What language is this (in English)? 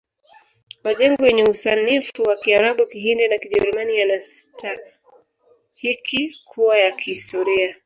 Swahili